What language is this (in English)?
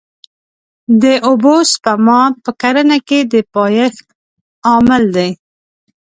Pashto